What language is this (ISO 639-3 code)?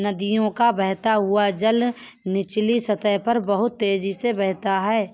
hin